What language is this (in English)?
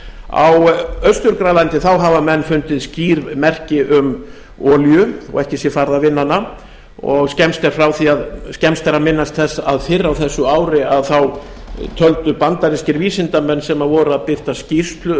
Icelandic